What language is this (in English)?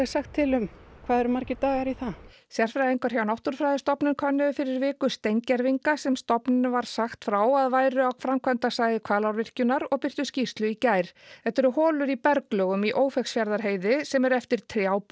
Icelandic